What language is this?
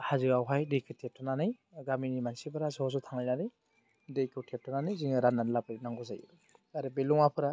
Bodo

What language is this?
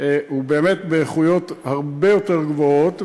Hebrew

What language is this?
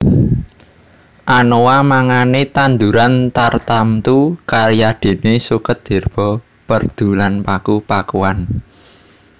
Javanese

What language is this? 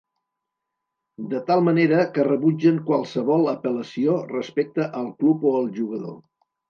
Catalan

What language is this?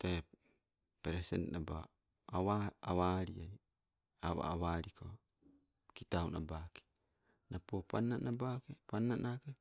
Sibe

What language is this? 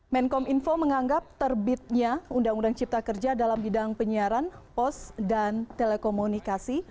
Indonesian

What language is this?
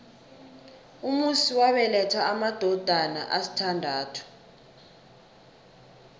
South Ndebele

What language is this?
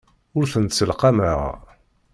Kabyle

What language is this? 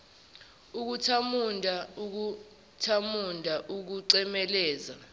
Zulu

